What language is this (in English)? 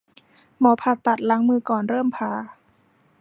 Thai